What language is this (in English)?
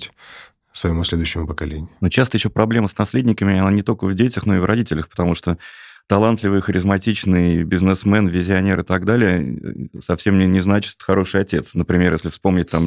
Russian